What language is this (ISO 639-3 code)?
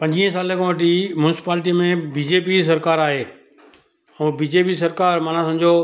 snd